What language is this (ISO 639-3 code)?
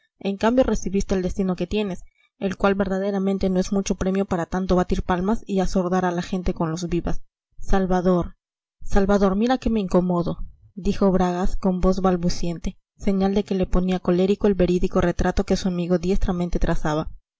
spa